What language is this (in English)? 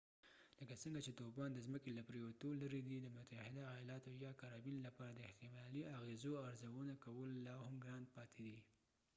Pashto